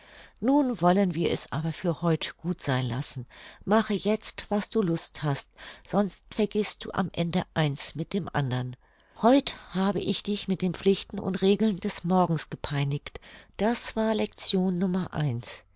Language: German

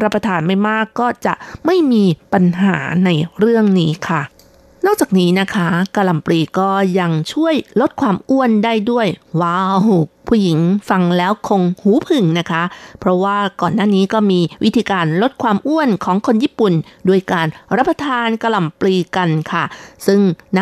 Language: Thai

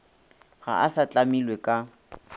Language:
Northern Sotho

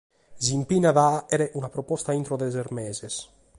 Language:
Sardinian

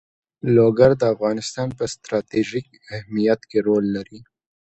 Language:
Pashto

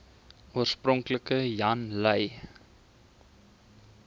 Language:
Afrikaans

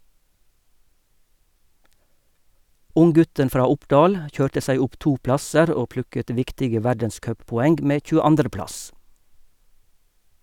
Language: Norwegian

